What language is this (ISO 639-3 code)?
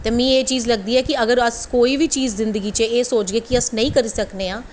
doi